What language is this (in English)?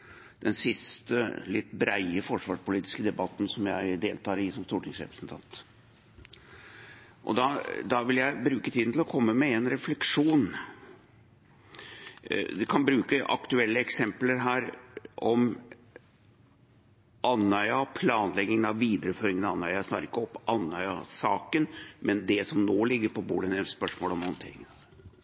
Norwegian Bokmål